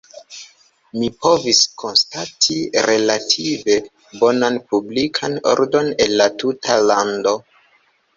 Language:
Esperanto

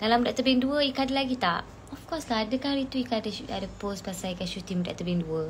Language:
Malay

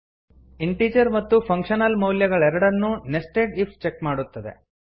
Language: Kannada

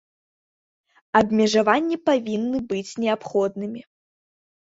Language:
Belarusian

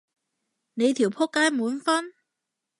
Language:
Cantonese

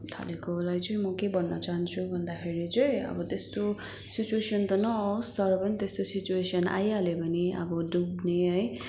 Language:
Nepali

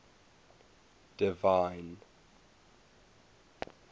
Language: English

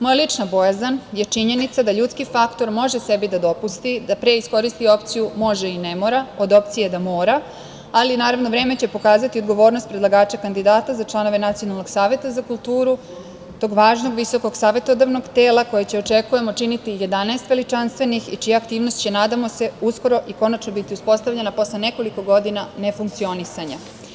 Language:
Serbian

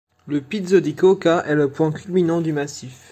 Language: French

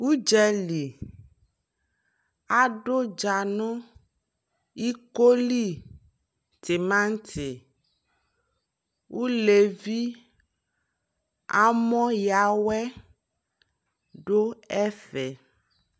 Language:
Ikposo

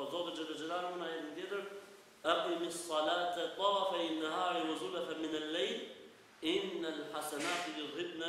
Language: Romanian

